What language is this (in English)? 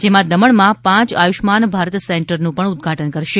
Gujarati